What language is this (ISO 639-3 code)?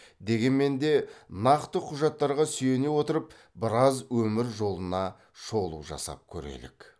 kaz